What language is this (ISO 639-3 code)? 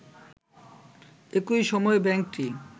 ben